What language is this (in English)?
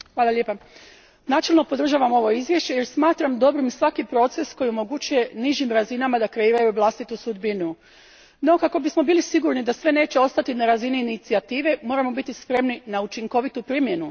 Croatian